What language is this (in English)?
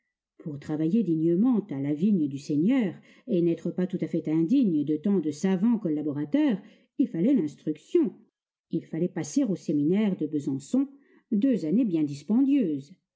French